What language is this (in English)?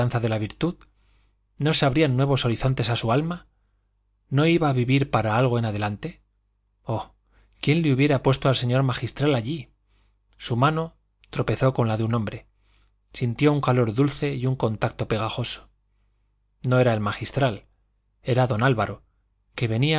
Spanish